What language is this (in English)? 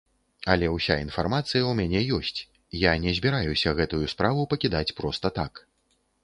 Belarusian